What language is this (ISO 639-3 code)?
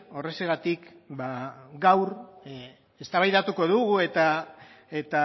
eus